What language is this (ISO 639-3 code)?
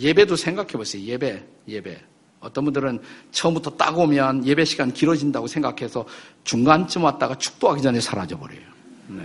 kor